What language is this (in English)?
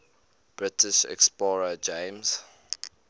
English